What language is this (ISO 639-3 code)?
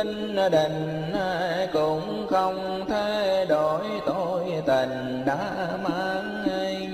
vie